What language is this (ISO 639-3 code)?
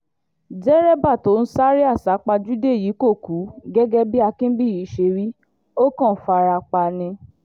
yor